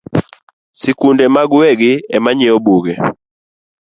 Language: Luo (Kenya and Tanzania)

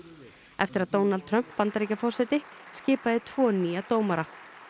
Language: Icelandic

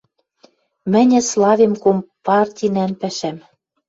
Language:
Western Mari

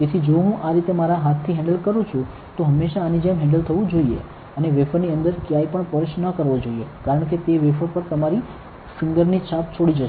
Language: Gujarati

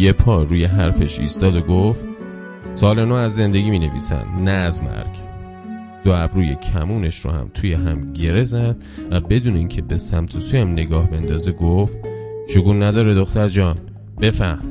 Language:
Persian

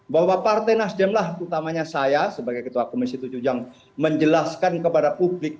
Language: Indonesian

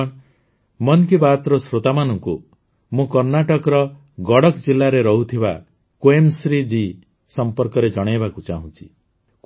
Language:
Odia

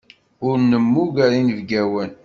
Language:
Kabyle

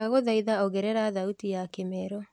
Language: Kikuyu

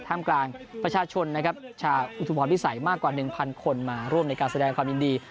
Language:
Thai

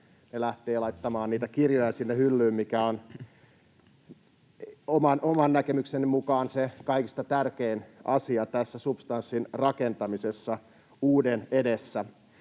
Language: Finnish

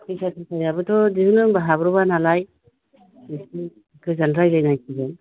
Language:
Bodo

